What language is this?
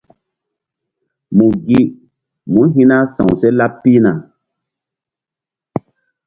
Mbum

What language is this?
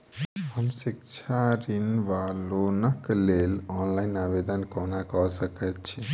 Maithili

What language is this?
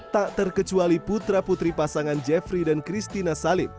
Indonesian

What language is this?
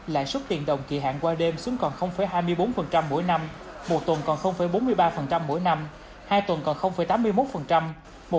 Vietnamese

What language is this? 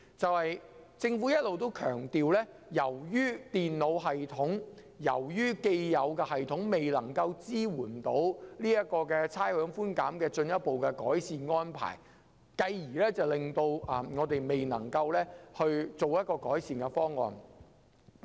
Cantonese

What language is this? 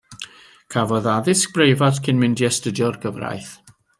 Welsh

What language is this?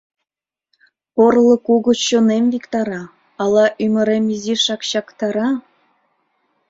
Mari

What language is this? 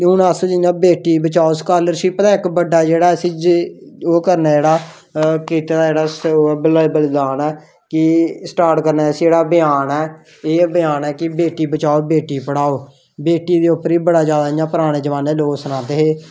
Dogri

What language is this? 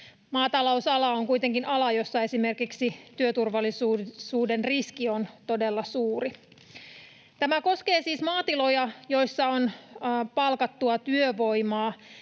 Finnish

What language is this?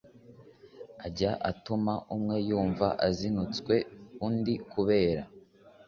Kinyarwanda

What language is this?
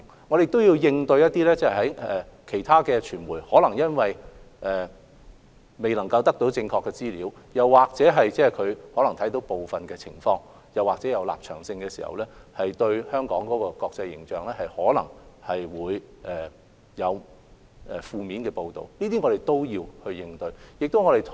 Cantonese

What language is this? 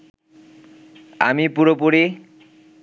Bangla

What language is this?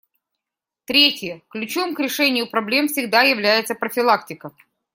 Russian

